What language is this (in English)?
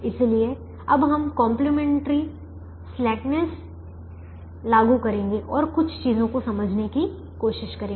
Hindi